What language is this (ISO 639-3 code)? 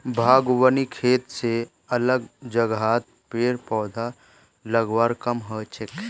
mag